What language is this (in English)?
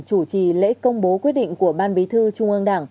Vietnamese